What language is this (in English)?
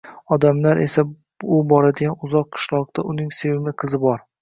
Uzbek